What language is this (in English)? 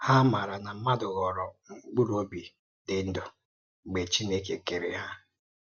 Igbo